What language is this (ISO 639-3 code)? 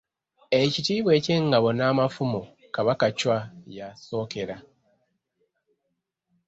lug